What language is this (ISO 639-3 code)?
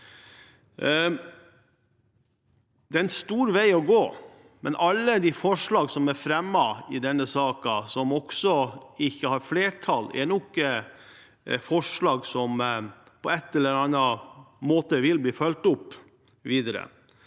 nor